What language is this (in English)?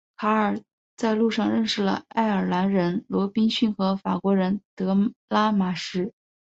Chinese